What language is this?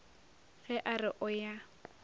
Northern Sotho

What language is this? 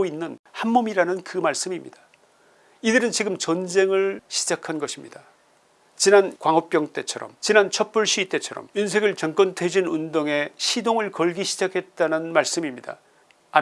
Korean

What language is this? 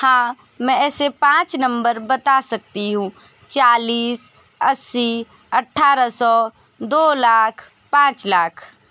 Hindi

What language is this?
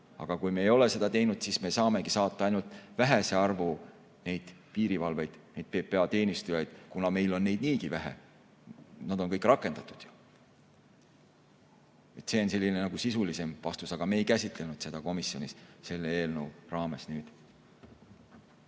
Estonian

